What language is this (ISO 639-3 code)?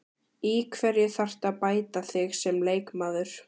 isl